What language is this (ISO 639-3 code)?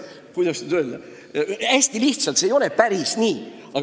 est